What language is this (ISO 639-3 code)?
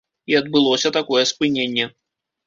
bel